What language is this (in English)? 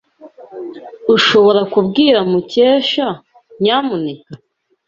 Kinyarwanda